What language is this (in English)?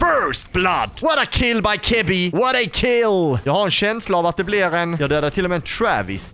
Swedish